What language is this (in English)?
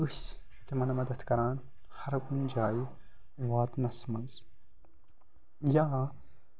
Kashmiri